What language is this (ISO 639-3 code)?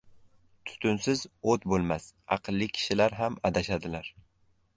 uzb